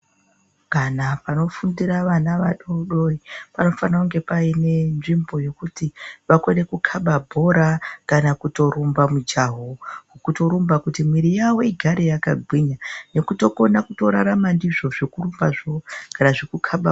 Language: Ndau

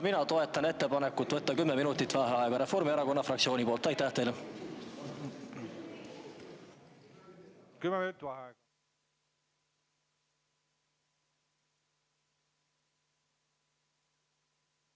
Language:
Estonian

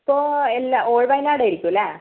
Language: Malayalam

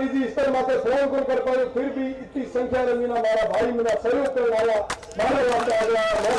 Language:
Hindi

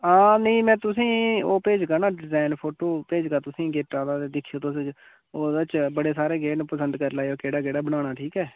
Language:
Dogri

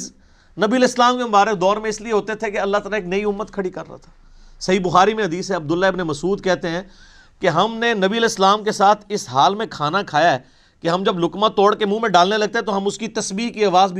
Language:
Urdu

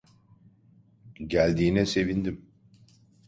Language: Turkish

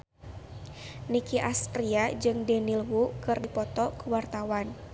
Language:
Sundanese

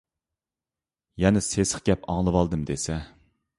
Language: Uyghur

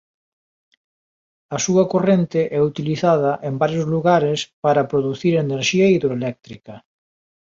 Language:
Galician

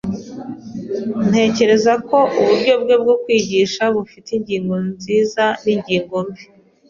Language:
Kinyarwanda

